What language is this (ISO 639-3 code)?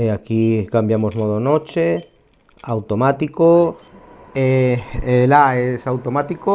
spa